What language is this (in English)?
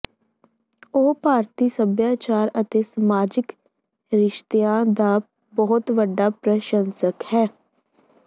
Punjabi